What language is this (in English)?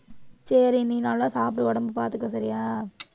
Tamil